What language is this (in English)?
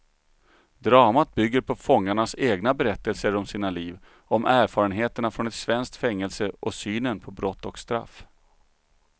Swedish